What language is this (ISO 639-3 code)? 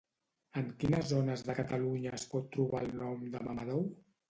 cat